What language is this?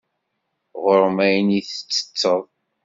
Kabyle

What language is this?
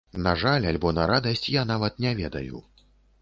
Belarusian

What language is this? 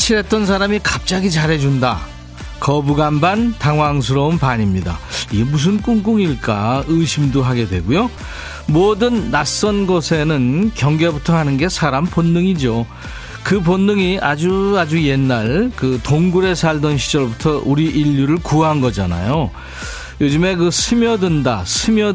Korean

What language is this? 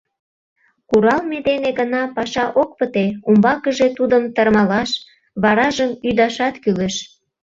Mari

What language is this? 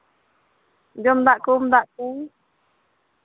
Santali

